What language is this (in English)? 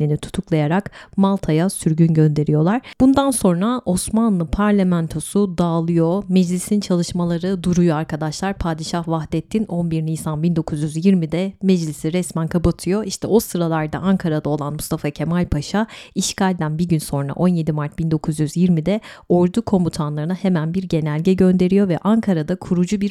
Turkish